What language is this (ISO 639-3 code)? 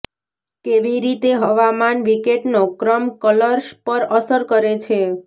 guj